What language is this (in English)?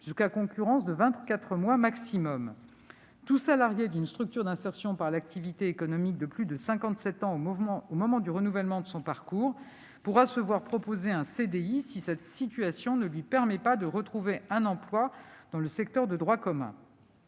French